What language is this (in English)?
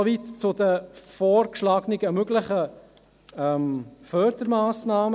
Swiss German